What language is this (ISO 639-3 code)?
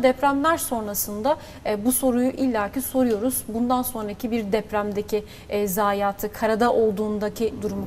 tur